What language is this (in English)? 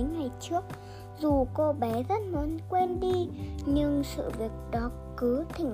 Vietnamese